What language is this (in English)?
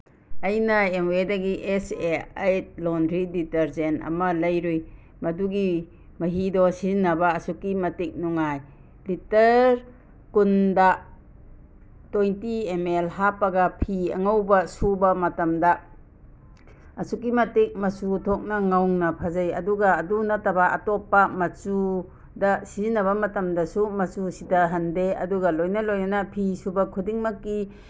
Manipuri